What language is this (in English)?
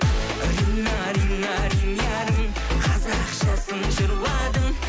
Kazakh